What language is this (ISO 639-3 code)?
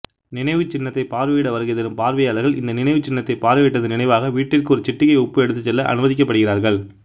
tam